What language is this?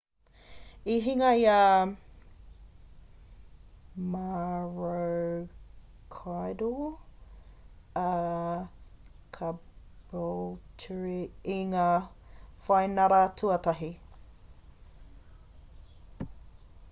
Māori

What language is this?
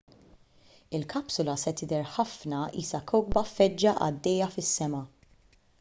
Maltese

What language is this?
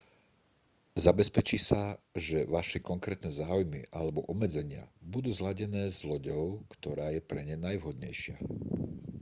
Slovak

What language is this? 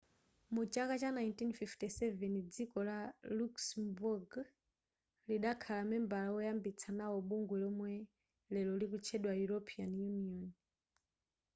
Nyanja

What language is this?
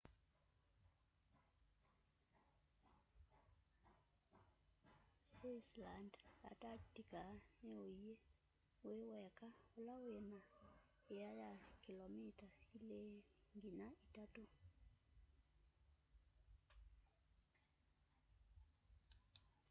Kamba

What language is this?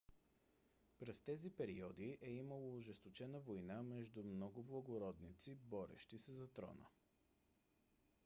Bulgarian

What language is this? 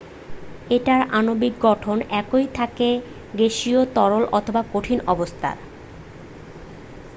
Bangla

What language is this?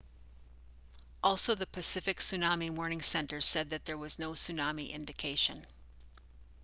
English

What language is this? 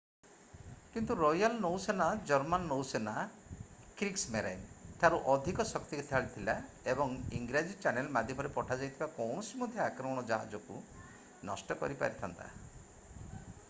Odia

